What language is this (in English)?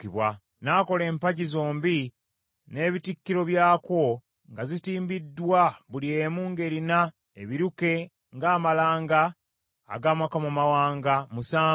Ganda